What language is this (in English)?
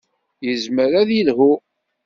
Kabyle